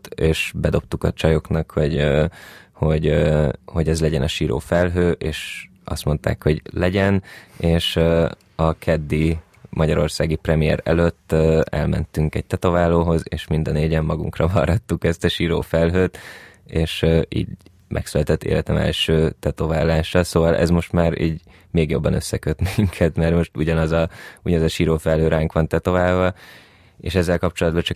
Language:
Hungarian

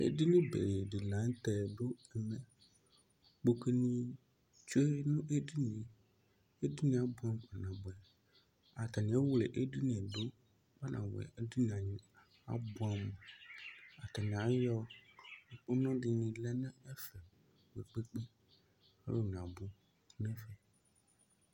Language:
Ikposo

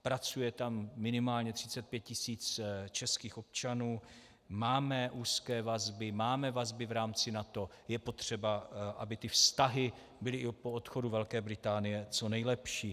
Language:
Czech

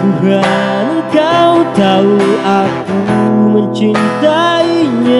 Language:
Indonesian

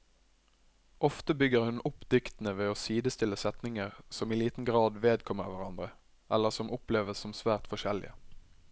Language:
Norwegian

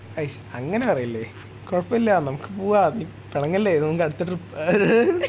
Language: Malayalam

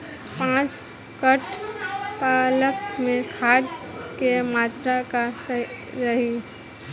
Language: Bhojpuri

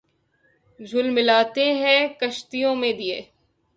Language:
Urdu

